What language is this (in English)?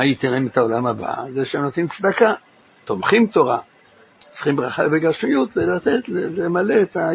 Hebrew